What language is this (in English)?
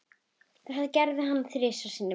Icelandic